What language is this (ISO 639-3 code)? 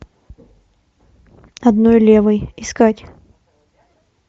rus